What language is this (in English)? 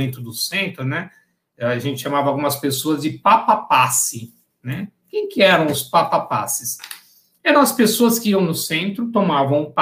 Portuguese